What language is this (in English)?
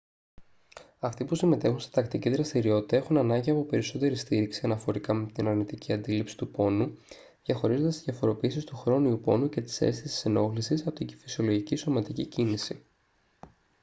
Greek